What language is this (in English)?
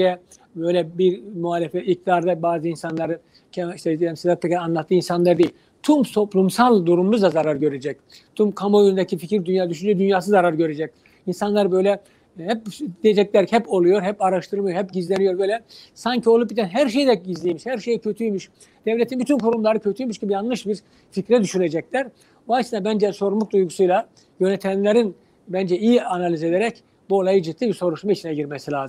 Turkish